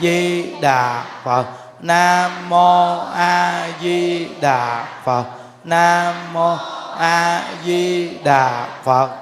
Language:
Vietnamese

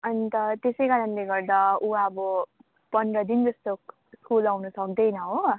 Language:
Nepali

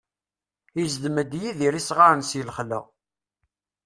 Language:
Kabyle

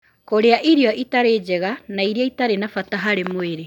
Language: Kikuyu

